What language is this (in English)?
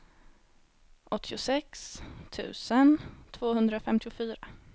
Swedish